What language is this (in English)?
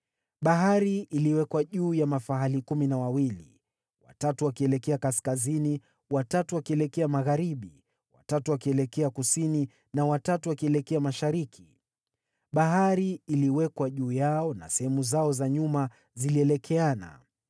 Swahili